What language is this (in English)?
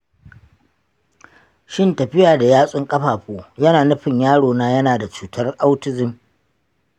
Hausa